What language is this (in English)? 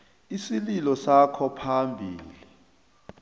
South Ndebele